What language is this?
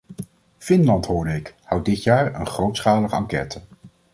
Dutch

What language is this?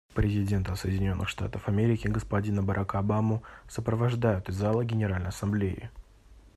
Russian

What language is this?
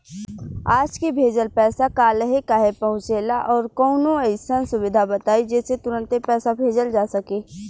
Bhojpuri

